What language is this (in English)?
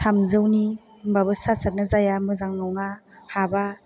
Bodo